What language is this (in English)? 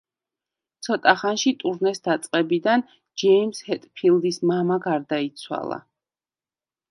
Georgian